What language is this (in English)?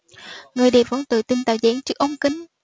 Vietnamese